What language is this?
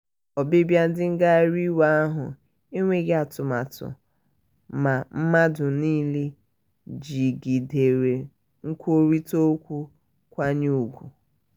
Igbo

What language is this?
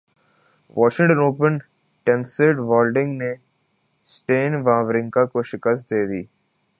Urdu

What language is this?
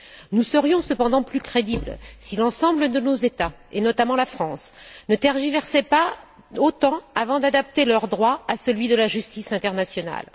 French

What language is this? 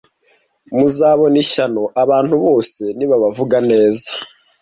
Kinyarwanda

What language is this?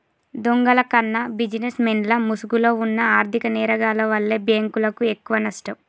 Telugu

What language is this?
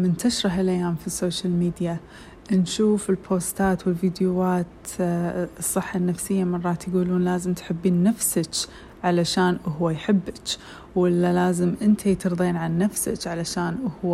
Arabic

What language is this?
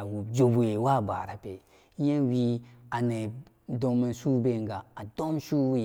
Samba Daka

